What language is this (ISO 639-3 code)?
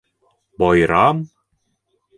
bak